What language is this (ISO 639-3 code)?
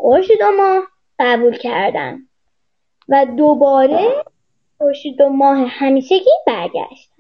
fas